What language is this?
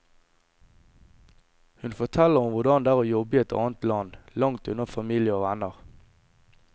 Norwegian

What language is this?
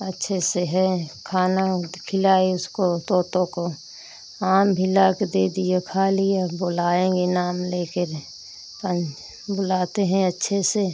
Hindi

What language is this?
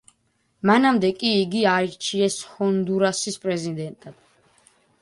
Georgian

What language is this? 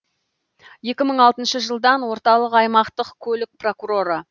Kazakh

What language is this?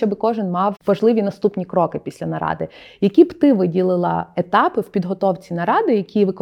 Ukrainian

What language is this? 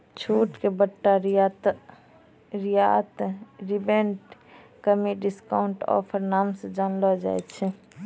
Maithili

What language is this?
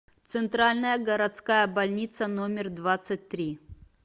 Russian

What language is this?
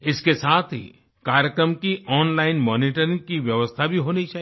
Hindi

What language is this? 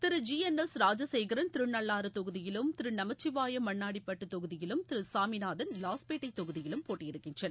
Tamil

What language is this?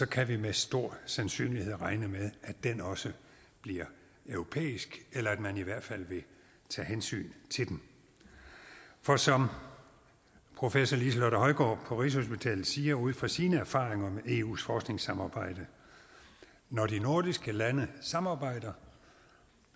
Danish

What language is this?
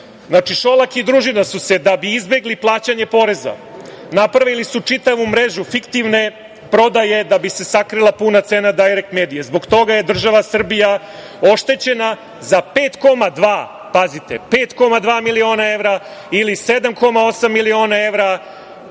Serbian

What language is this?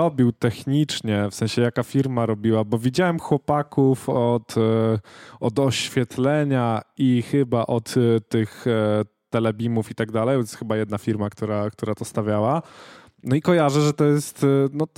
Polish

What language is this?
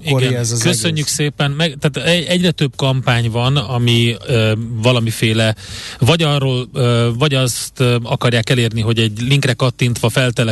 Hungarian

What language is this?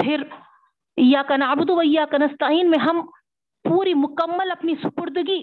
Urdu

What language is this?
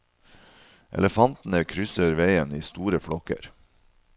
Norwegian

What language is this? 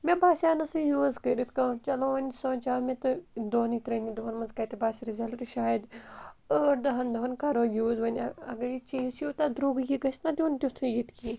Kashmiri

